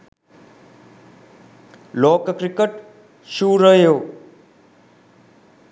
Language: Sinhala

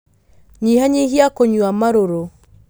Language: Kikuyu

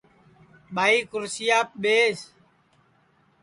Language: Sansi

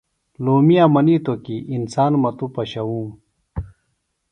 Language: Phalura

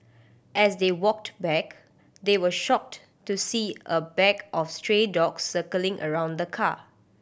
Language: English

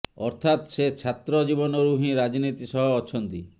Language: Odia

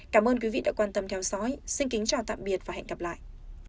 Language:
Vietnamese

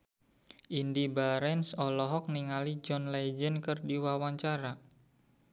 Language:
Sundanese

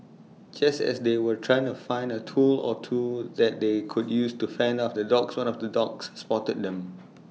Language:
English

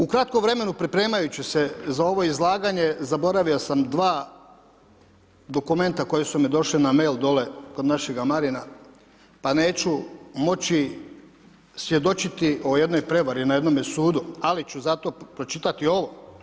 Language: Croatian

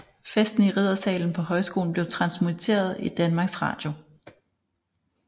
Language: Danish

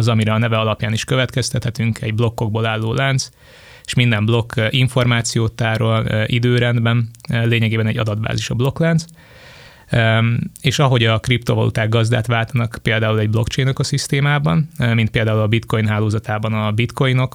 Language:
Hungarian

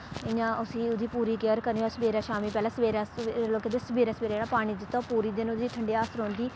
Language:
Dogri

